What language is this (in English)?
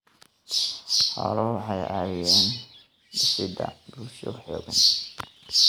Somali